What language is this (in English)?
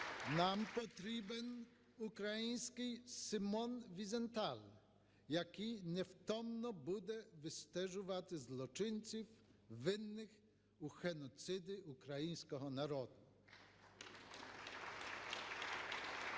Ukrainian